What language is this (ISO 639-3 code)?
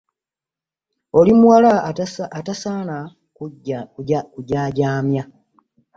lug